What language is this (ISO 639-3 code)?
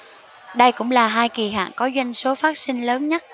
vie